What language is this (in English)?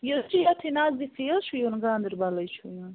Kashmiri